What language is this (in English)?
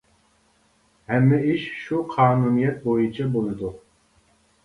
Uyghur